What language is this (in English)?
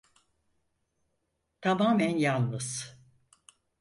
Turkish